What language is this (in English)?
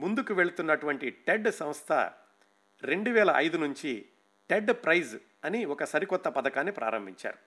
Telugu